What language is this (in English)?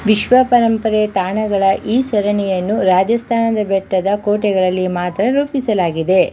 Kannada